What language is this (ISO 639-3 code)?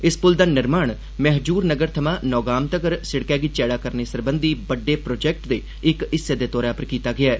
doi